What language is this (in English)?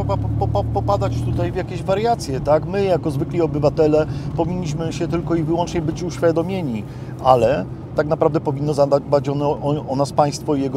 Polish